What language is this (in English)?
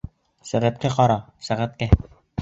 Bashkir